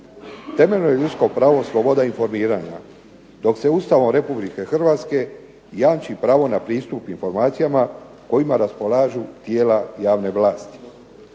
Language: Croatian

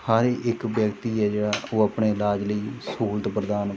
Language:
Punjabi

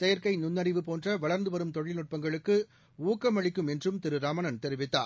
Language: Tamil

